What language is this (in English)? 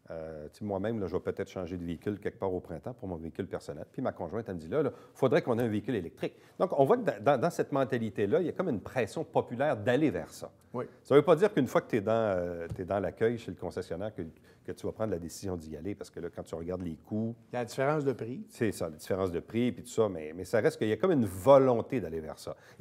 French